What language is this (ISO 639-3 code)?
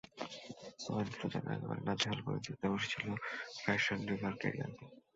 ben